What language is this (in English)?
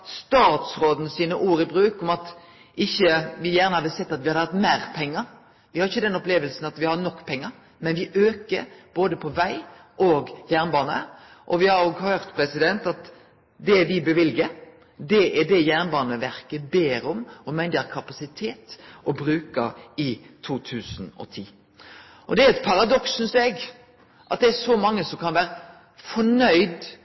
Norwegian Nynorsk